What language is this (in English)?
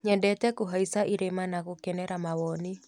Kikuyu